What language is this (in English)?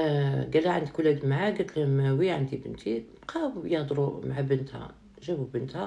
Arabic